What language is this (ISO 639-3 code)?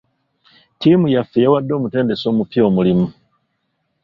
lug